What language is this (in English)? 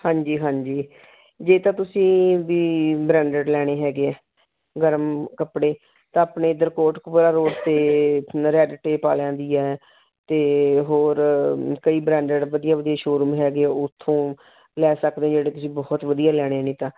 Punjabi